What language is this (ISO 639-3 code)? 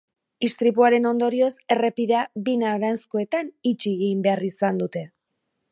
eus